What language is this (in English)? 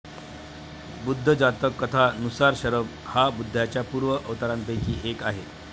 Marathi